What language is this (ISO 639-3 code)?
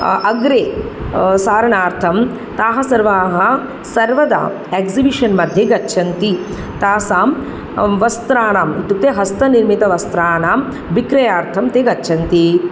san